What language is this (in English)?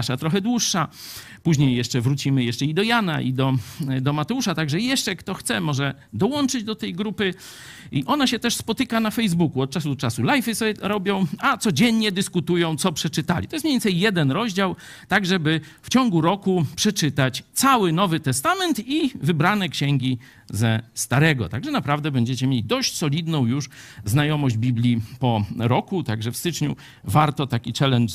Polish